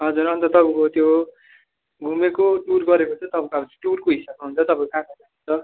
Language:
Nepali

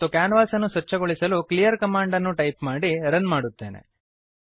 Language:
Kannada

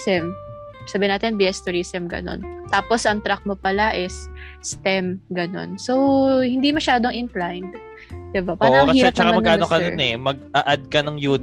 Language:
Filipino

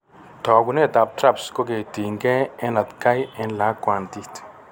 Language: Kalenjin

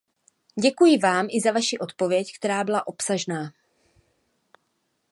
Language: Czech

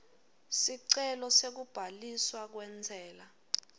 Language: Swati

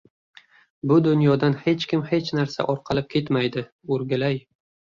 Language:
Uzbek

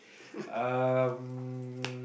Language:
English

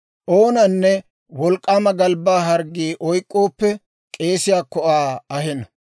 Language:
Dawro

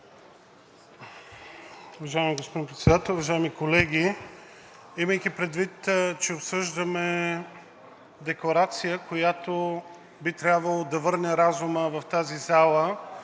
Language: Bulgarian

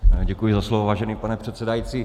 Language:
Czech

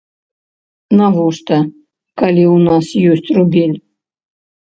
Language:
Belarusian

